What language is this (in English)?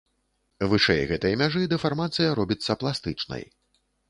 Belarusian